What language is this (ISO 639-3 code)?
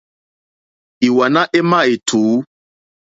bri